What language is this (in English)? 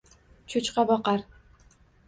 Uzbek